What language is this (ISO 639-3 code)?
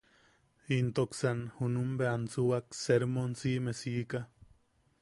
yaq